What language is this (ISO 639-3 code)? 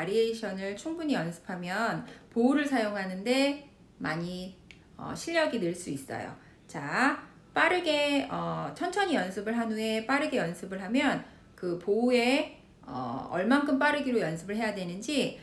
kor